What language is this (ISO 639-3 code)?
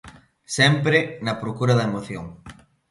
glg